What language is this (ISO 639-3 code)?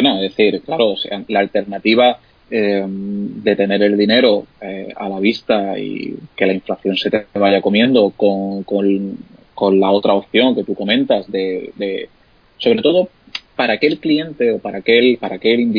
spa